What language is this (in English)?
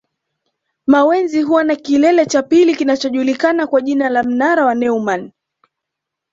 Swahili